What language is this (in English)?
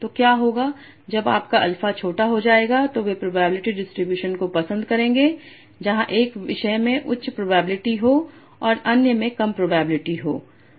Hindi